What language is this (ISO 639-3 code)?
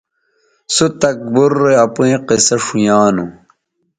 btv